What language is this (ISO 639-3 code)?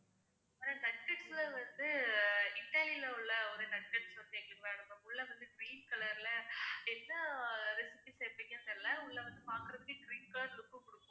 tam